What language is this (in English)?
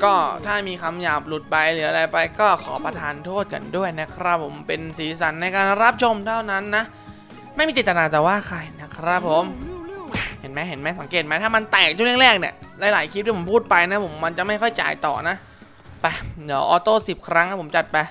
Thai